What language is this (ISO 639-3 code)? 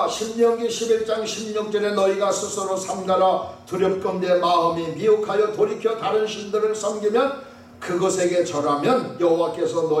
kor